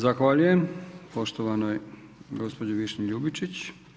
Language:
Croatian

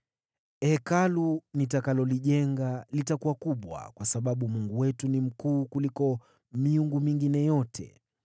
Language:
Swahili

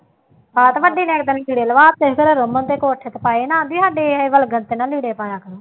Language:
Punjabi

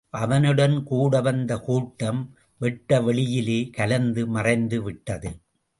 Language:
Tamil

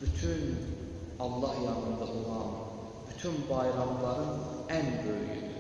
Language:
Turkish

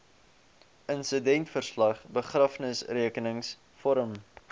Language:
Afrikaans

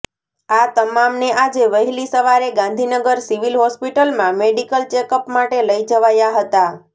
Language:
Gujarati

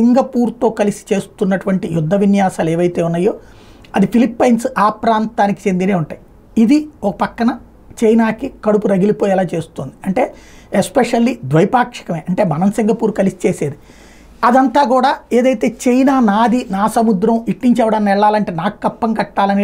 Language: Telugu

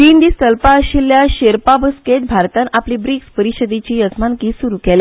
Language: Konkani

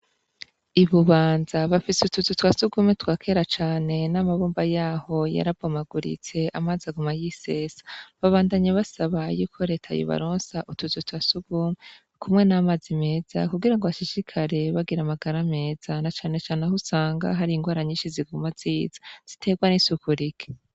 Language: Rundi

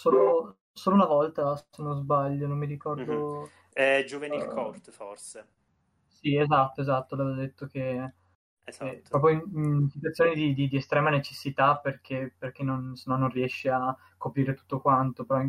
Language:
Italian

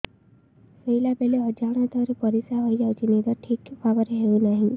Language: Odia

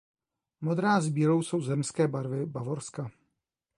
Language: Czech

